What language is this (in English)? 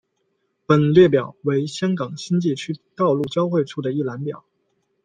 Chinese